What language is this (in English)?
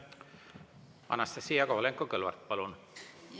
Estonian